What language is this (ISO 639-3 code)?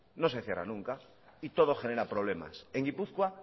spa